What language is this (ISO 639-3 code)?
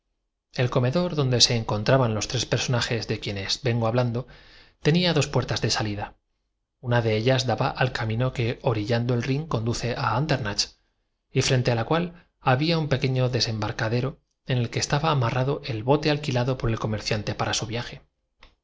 spa